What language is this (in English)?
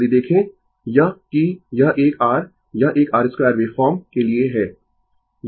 Hindi